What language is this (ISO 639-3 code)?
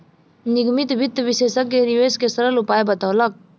mai